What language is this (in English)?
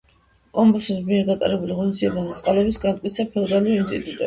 Georgian